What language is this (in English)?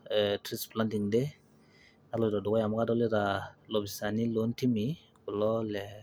Masai